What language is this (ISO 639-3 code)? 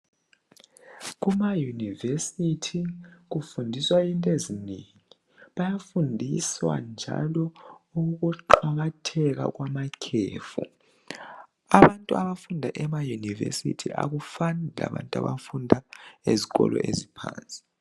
nde